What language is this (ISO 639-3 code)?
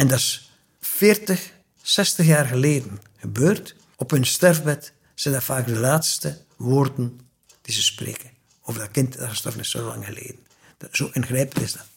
nld